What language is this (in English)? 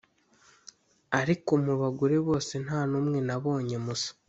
Kinyarwanda